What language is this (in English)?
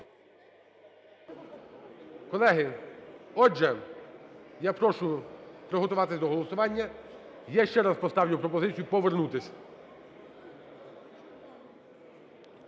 Ukrainian